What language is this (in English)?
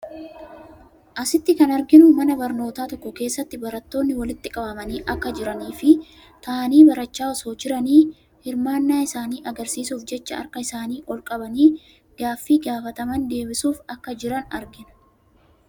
Oromo